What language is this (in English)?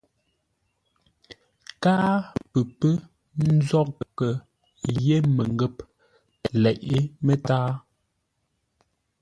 Ngombale